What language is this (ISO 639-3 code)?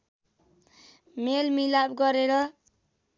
nep